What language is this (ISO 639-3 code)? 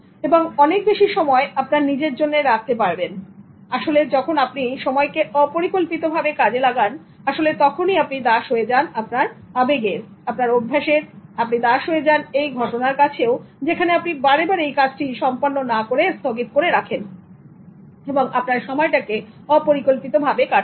ben